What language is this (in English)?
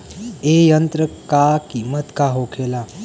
Bhojpuri